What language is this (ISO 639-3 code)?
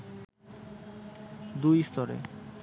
ben